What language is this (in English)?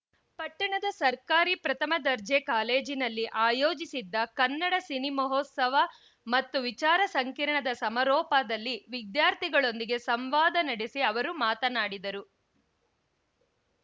Kannada